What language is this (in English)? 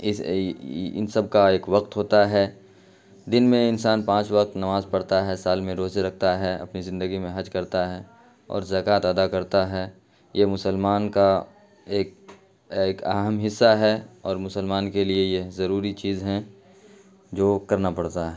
Urdu